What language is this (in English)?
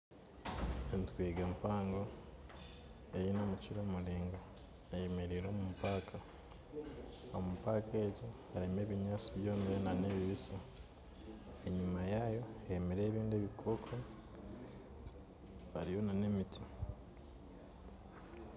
Nyankole